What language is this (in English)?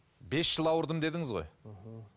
Kazakh